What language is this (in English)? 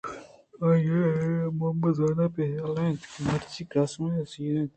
Eastern Balochi